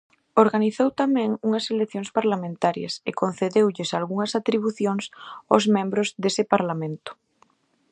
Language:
Galician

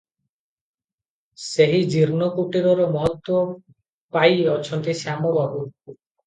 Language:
Odia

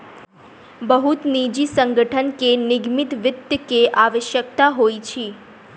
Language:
Maithili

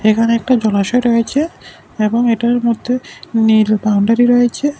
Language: Bangla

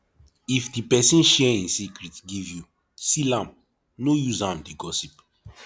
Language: Nigerian Pidgin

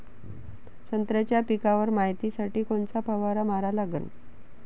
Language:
Marathi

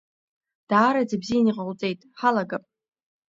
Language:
Abkhazian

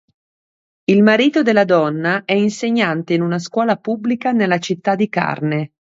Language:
Italian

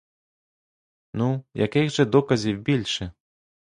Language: Ukrainian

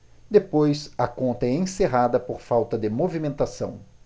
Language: Portuguese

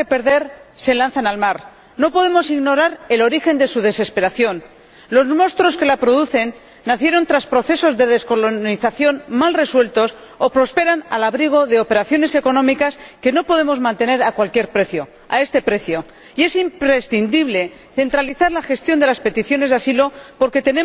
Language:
Spanish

